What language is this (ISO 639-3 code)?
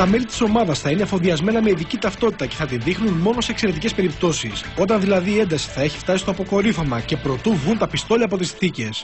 ell